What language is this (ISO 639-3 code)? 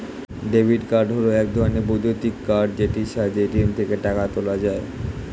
ben